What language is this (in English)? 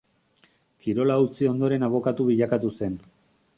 Basque